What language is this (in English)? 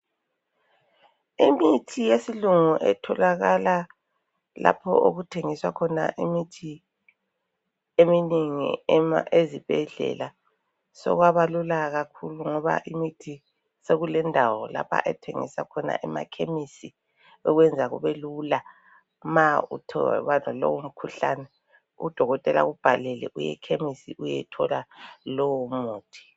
North Ndebele